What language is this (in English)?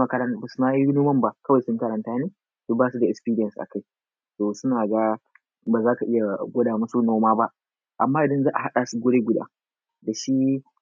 Hausa